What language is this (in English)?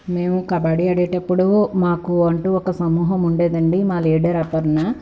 Telugu